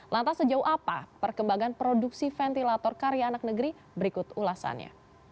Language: Indonesian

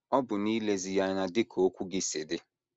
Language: Igbo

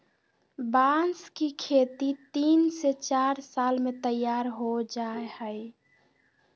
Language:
Magahi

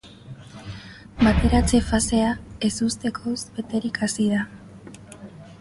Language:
Basque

